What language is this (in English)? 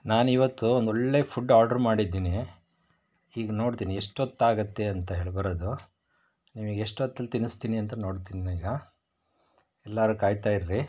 Kannada